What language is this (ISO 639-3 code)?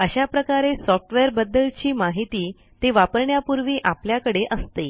mar